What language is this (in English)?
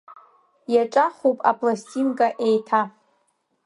Abkhazian